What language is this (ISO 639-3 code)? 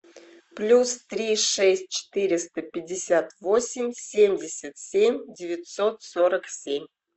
rus